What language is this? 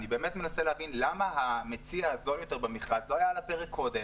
Hebrew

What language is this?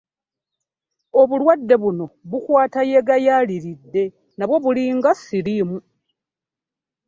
Ganda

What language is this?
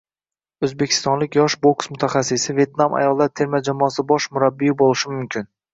Uzbek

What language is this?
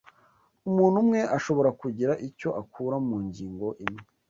Kinyarwanda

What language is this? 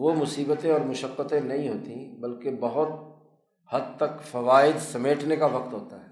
Urdu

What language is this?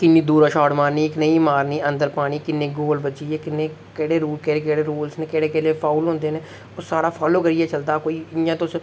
Dogri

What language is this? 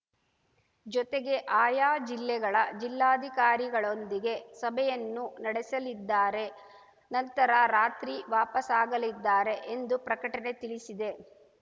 Kannada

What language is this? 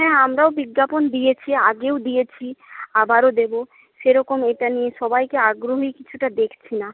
Bangla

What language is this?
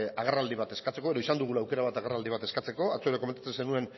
Basque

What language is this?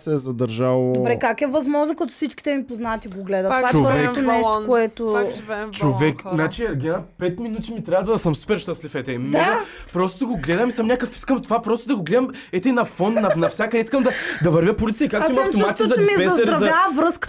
Bulgarian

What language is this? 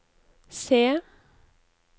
Norwegian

